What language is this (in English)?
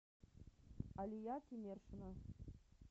Russian